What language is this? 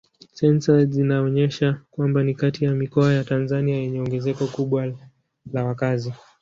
Swahili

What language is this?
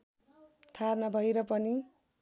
Nepali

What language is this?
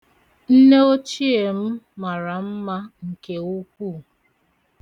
Igbo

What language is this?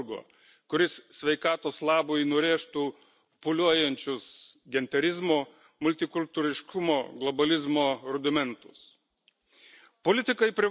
Lithuanian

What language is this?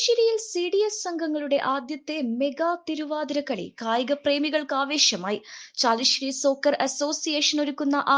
Malayalam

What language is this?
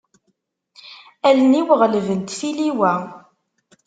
Kabyle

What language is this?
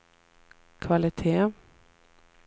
Swedish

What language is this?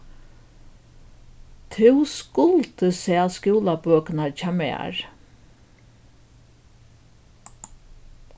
Faroese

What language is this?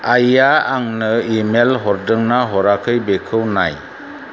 Bodo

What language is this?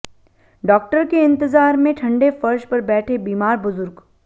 Hindi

